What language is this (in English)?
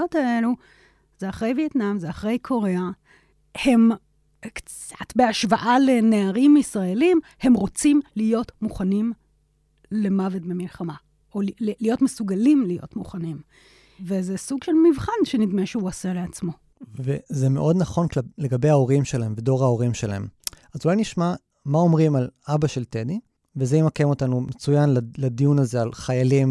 Hebrew